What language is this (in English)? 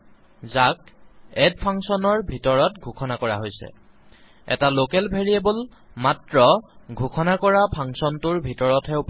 Assamese